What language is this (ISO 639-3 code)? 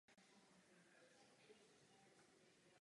ces